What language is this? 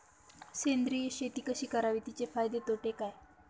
Marathi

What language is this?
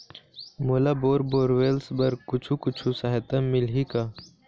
Chhattisgarhi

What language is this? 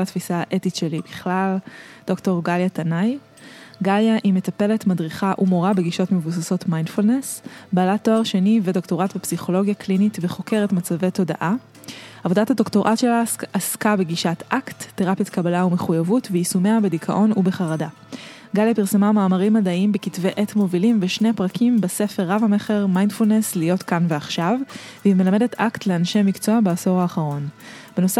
Hebrew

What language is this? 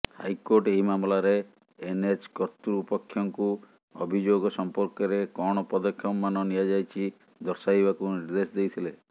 Odia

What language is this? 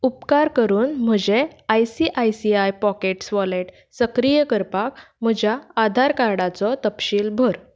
Konkani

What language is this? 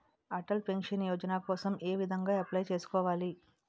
Telugu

